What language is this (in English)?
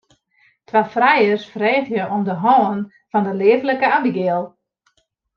Western Frisian